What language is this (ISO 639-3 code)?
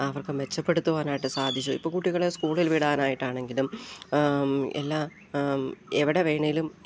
mal